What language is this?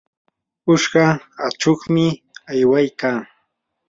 Yanahuanca Pasco Quechua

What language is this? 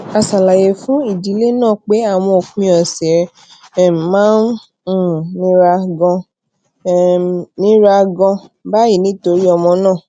Yoruba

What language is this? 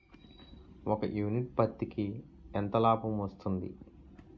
Telugu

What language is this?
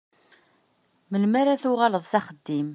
Kabyle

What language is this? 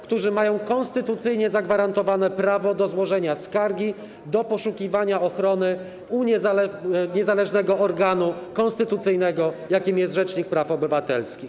Polish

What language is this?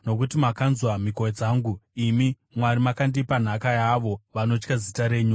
Shona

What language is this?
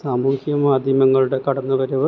Malayalam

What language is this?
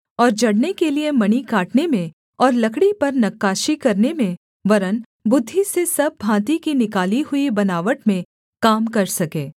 Hindi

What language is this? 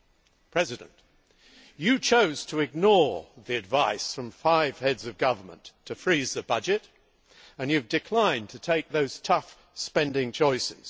English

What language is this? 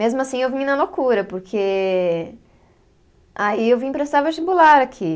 Portuguese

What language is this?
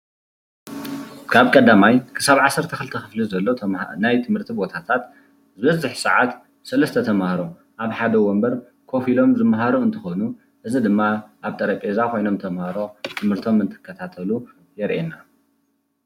Tigrinya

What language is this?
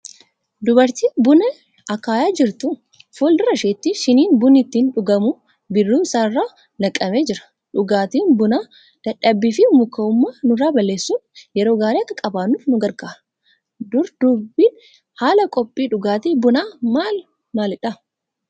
Oromo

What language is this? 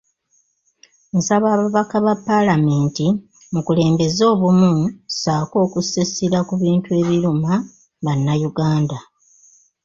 Ganda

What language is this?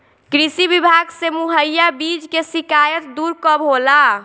Bhojpuri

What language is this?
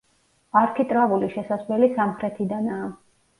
Georgian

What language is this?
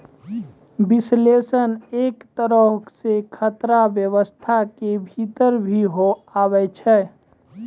Maithili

